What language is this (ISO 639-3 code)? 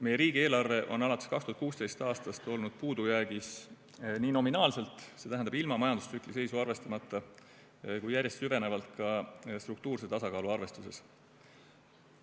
est